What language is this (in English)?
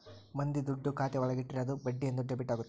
Kannada